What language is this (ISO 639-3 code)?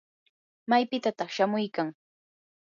qur